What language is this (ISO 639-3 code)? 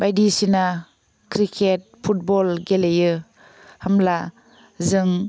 brx